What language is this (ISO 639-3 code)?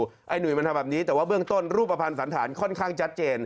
tha